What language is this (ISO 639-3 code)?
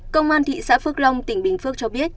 vie